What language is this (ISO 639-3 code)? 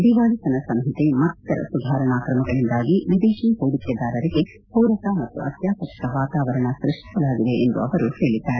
kan